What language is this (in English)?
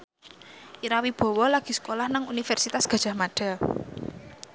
Javanese